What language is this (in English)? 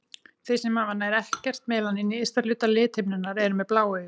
Icelandic